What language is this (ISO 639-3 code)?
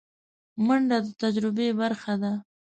pus